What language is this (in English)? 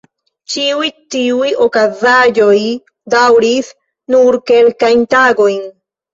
Esperanto